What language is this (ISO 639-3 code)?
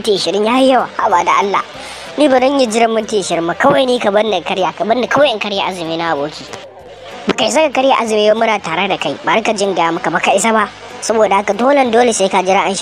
tha